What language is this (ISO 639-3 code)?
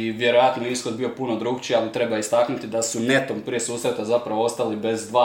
hrv